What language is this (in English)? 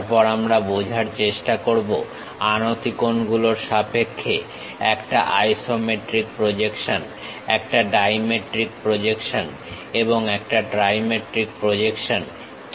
Bangla